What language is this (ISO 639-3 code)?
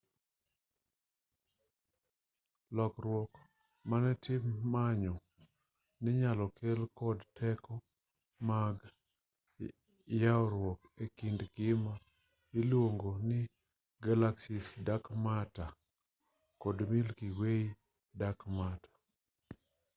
luo